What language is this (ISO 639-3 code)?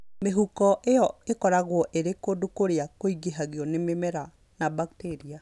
kik